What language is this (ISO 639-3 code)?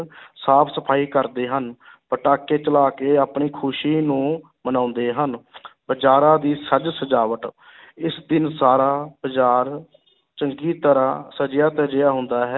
pan